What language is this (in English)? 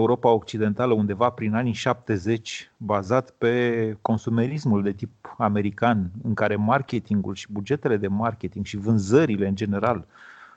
Romanian